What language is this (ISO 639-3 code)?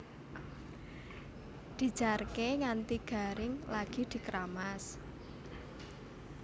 jav